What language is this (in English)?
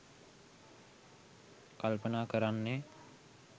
Sinhala